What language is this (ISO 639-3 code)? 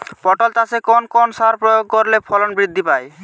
ben